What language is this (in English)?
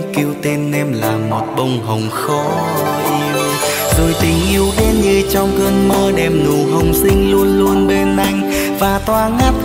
Vietnamese